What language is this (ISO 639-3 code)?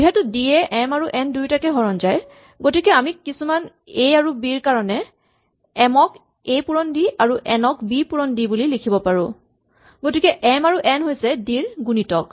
asm